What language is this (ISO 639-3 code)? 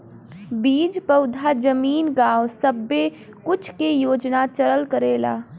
bho